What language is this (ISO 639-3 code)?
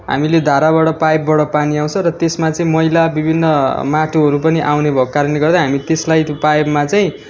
nep